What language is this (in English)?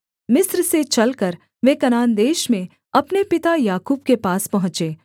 Hindi